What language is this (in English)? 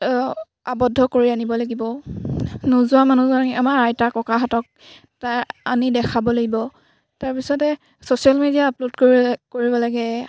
Assamese